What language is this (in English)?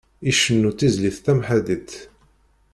Kabyle